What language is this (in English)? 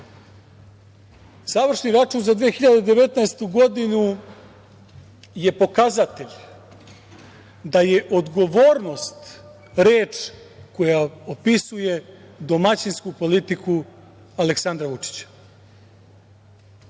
Serbian